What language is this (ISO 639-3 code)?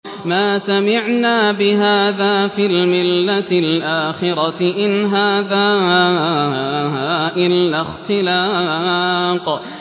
ara